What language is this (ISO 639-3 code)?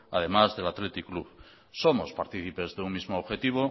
spa